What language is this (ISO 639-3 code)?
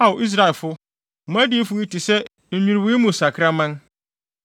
aka